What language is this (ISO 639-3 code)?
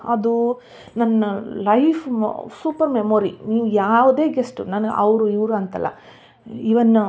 kan